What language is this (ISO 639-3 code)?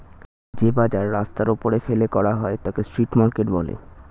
ben